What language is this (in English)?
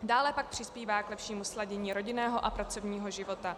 Czech